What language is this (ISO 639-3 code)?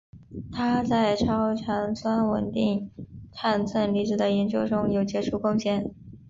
zho